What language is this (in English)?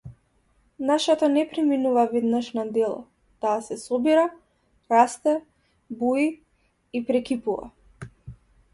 Macedonian